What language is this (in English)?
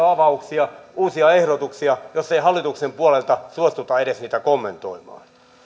Finnish